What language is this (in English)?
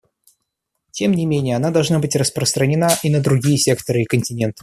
Russian